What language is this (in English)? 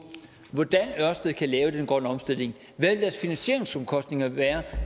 Danish